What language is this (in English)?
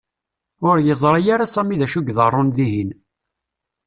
Kabyle